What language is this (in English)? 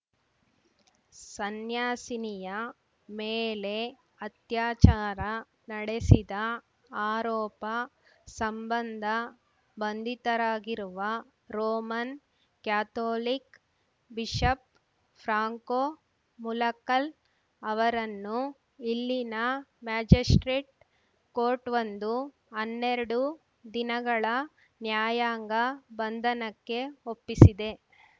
Kannada